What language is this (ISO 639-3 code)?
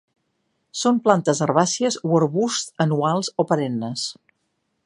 cat